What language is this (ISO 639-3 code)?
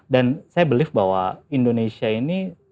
ind